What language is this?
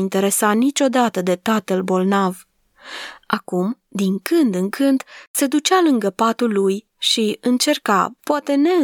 Romanian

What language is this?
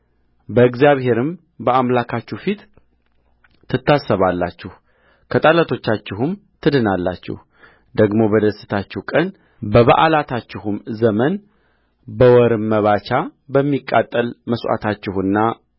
Amharic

